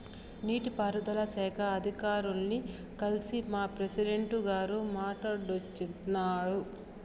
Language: Telugu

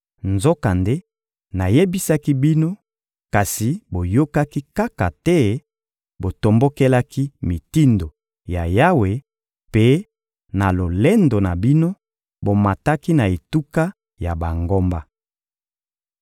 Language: Lingala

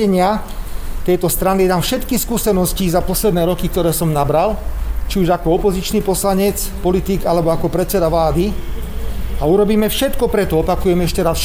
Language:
Slovak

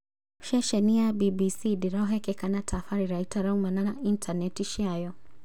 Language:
Kikuyu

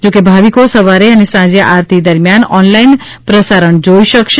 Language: Gujarati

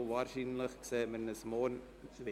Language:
Swiss German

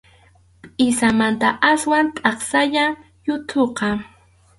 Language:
Arequipa-La Unión Quechua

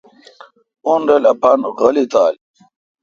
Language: Kalkoti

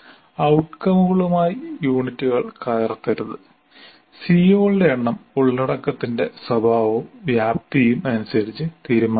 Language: Malayalam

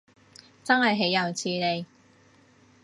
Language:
Cantonese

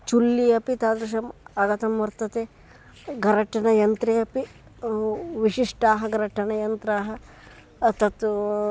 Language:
Sanskrit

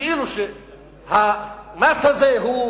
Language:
Hebrew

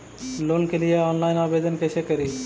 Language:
Magahi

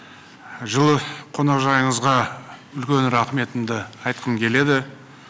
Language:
Kazakh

